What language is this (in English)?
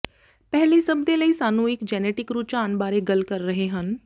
Punjabi